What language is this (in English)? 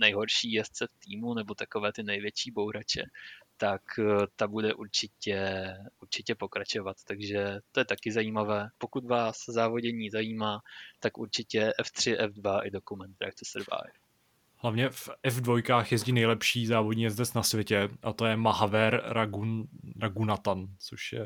Czech